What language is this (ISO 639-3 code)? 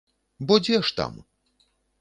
bel